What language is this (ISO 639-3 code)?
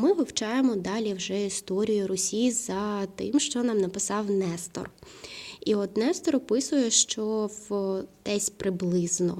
ukr